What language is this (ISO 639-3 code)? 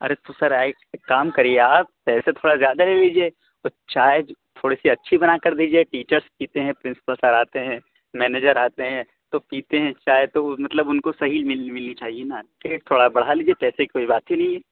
urd